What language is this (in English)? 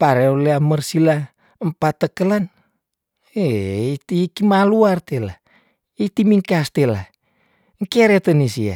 Tondano